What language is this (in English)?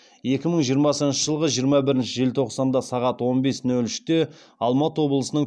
Kazakh